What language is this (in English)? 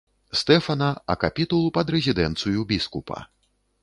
Belarusian